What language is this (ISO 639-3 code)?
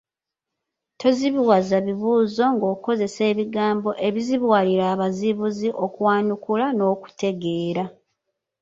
lug